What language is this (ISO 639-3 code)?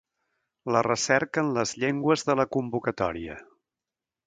cat